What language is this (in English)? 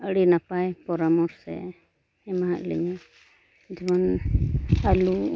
Santali